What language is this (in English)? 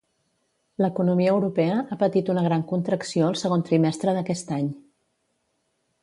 Catalan